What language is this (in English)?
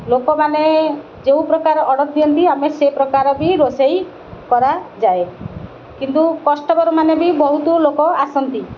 Odia